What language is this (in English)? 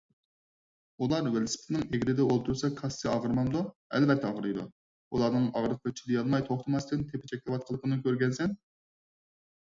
Uyghur